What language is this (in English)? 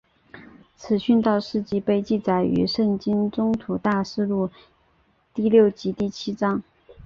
Chinese